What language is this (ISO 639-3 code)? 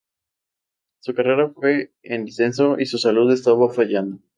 spa